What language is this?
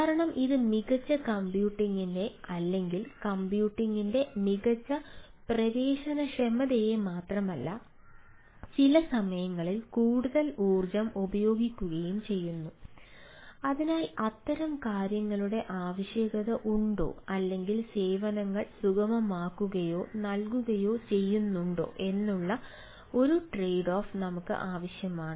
Malayalam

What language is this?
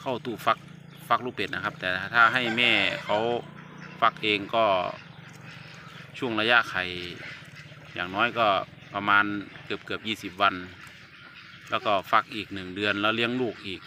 Thai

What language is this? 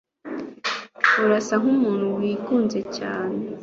Kinyarwanda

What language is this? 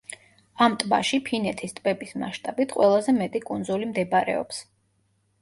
Georgian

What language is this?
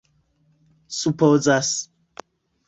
Esperanto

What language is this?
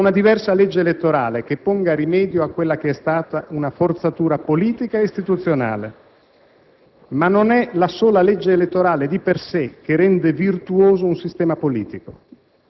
Italian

